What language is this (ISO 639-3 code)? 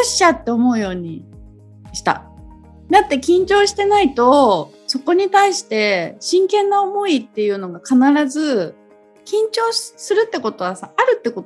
jpn